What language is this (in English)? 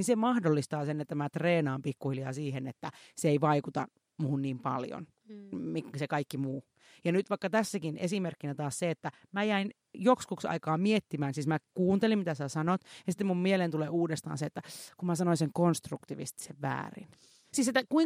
Finnish